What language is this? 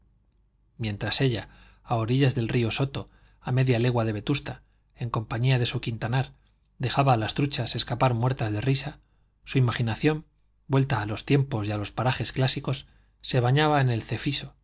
Spanish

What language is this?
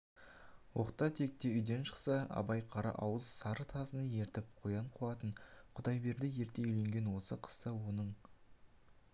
Kazakh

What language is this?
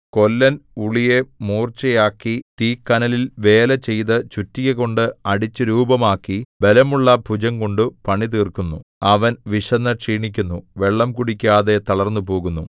Malayalam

